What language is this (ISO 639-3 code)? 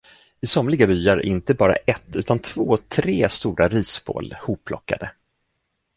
swe